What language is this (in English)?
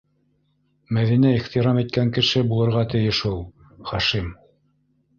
Bashkir